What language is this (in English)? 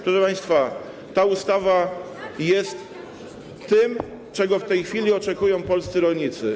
Polish